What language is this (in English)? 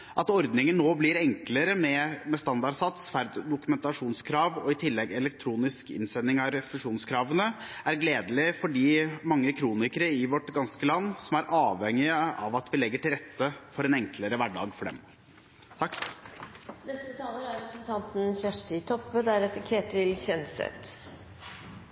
Norwegian